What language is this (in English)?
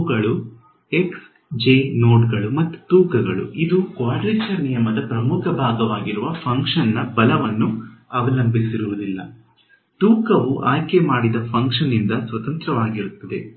Kannada